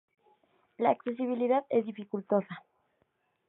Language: Spanish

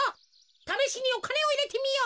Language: Japanese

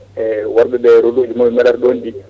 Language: Fula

